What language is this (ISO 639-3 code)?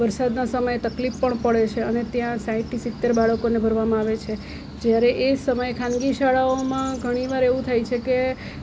guj